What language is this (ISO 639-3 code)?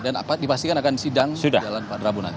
ind